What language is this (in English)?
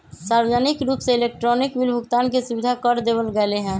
Magahi